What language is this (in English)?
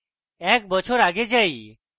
Bangla